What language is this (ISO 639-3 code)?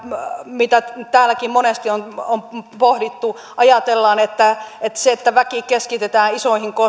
fin